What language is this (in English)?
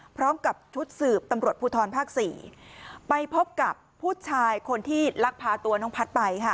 Thai